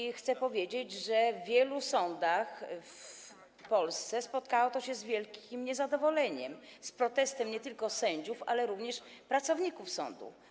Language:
Polish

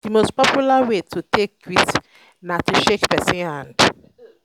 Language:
Nigerian Pidgin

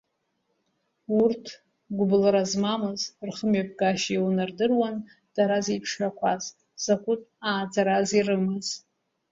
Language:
Abkhazian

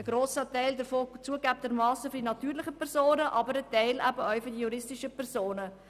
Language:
Swiss German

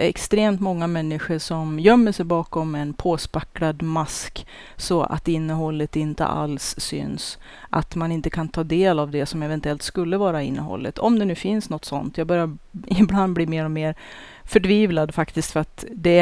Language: Swedish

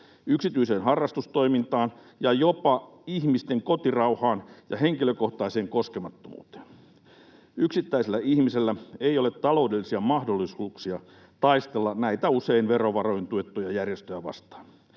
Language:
Finnish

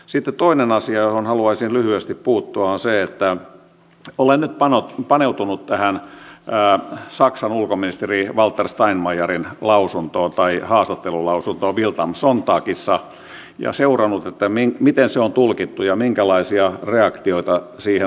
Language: Finnish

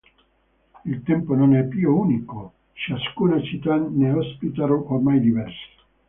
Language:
Italian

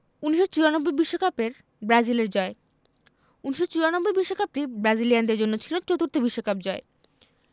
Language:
Bangla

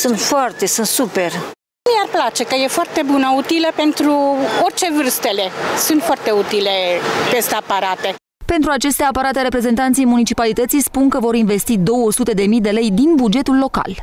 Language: Romanian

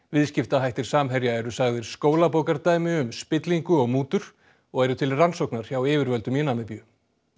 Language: Icelandic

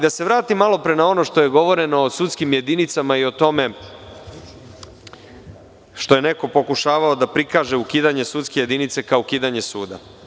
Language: Serbian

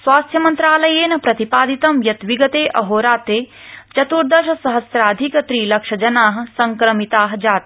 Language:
Sanskrit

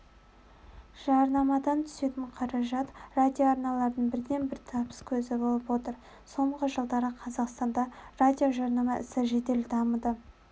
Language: Kazakh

